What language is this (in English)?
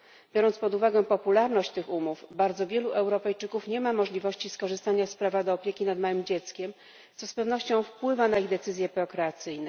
Polish